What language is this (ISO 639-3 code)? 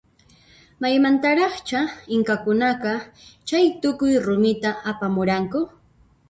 qxp